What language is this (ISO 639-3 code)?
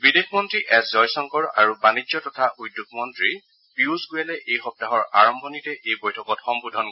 asm